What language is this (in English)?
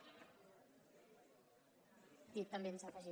Catalan